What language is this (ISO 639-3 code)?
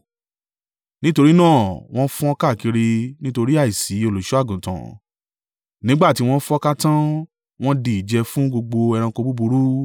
yor